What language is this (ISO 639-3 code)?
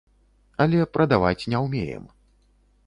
bel